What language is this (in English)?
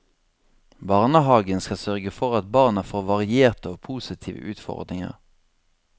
Norwegian